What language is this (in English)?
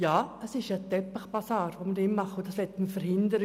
Swiss German